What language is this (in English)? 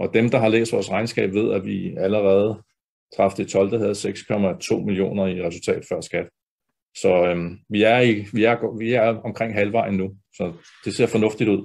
Danish